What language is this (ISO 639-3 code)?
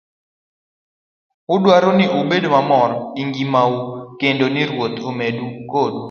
luo